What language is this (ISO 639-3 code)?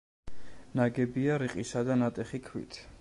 kat